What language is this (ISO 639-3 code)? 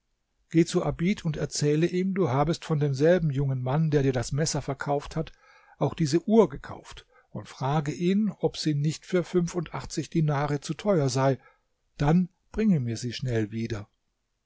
deu